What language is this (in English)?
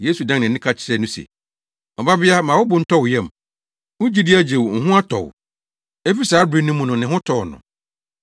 Akan